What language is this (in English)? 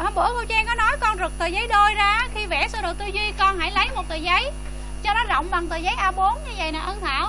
Vietnamese